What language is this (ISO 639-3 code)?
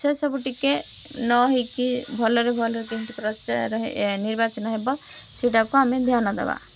ori